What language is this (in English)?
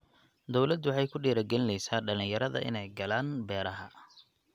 Somali